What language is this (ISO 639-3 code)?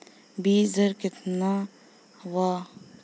bho